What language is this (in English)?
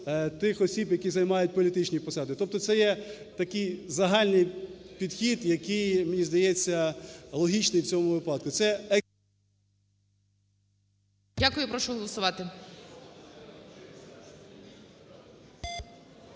Ukrainian